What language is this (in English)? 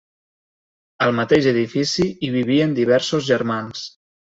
Catalan